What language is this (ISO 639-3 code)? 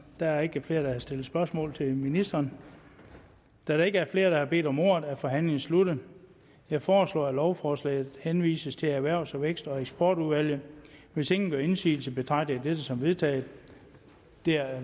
dan